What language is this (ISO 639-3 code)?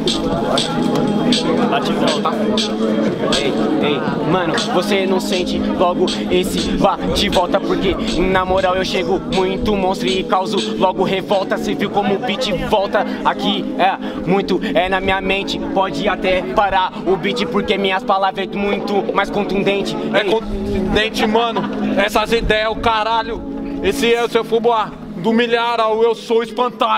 por